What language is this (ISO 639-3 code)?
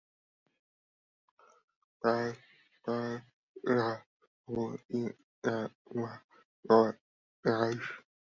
tha